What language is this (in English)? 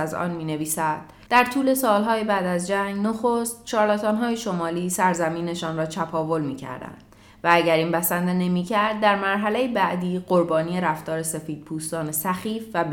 Persian